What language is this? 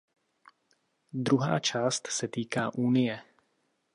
Czech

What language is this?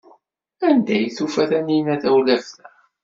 Kabyle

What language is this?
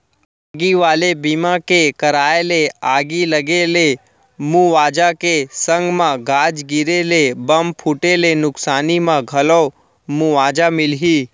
Chhattisgarhi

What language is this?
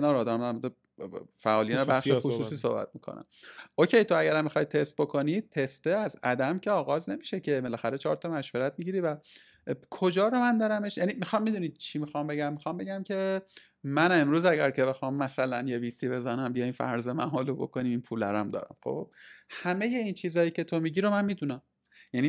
Persian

